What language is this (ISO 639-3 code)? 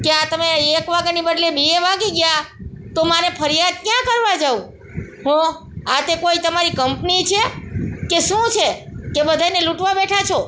guj